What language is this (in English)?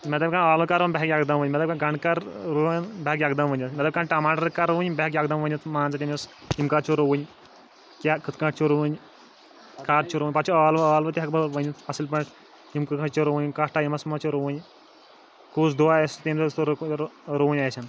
Kashmiri